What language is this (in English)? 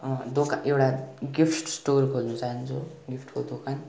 Nepali